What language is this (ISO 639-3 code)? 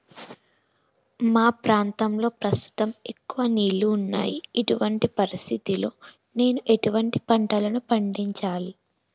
tel